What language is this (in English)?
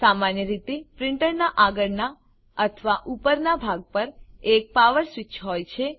Gujarati